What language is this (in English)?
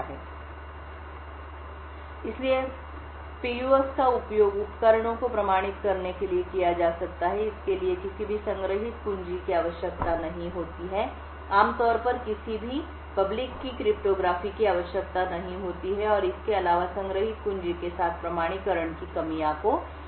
Hindi